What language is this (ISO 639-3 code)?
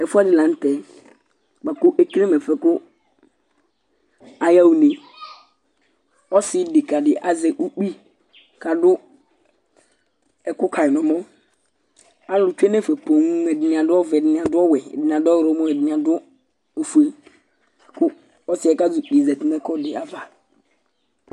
kpo